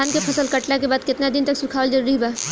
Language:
Bhojpuri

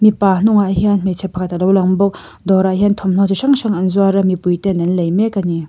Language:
Mizo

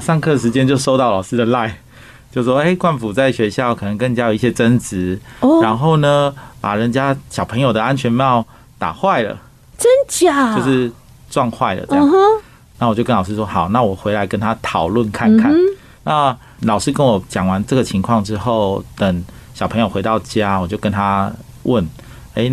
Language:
Chinese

